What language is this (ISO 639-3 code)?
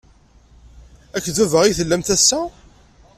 kab